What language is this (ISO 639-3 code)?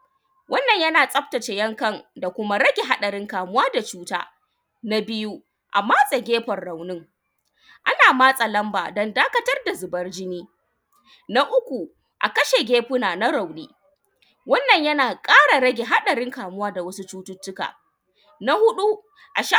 hau